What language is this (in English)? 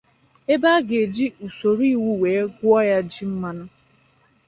Igbo